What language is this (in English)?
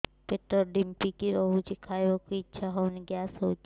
Odia